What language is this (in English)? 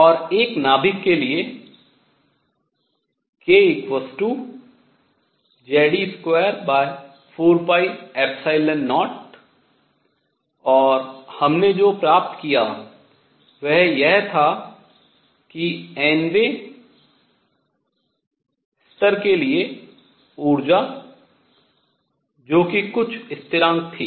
Hindi